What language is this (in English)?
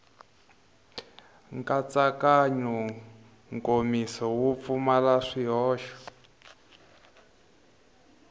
Tsonga